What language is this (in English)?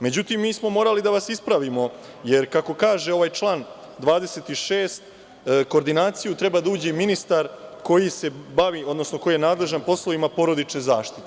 Serbian